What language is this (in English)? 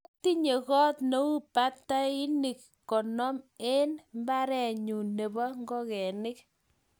Kalenjin